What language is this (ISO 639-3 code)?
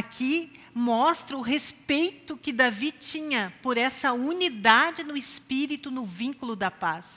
por